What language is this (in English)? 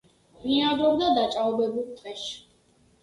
Georgian